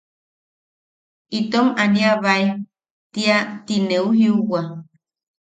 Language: Yaqui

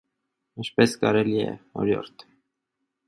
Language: Armenian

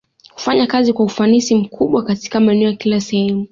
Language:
Swahili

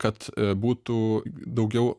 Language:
Lithuanian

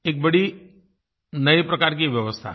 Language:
Hindi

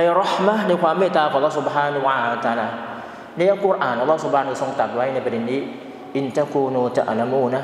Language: Thai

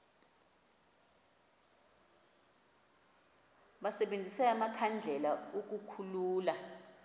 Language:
Xhosa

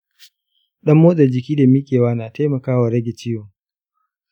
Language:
Hausa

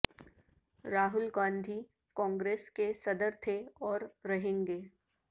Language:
Urdu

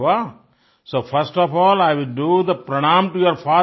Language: Hindi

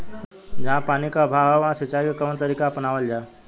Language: Bhojpuri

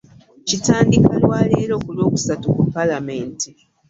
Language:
Ganda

